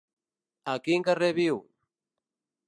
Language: Catalan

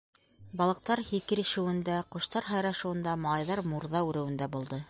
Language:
Bashkir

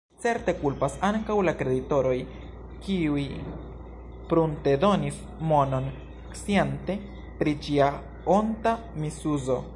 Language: Esperanto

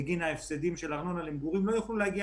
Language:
Hebrew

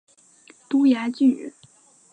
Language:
Chinese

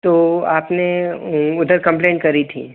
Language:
Hindi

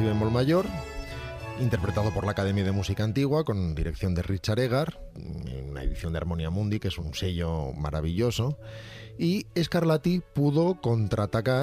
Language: Spanish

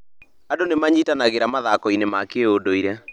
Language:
Kikuyu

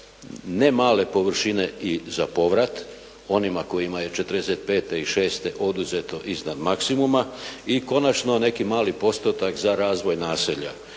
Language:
Croatian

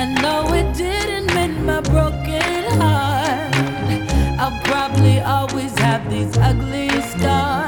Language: Danish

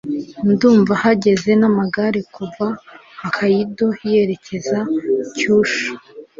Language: Kinyarwanda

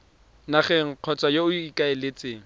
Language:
Tswana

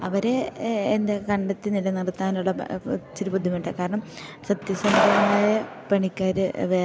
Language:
Malayalam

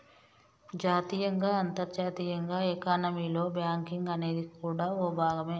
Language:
Telugu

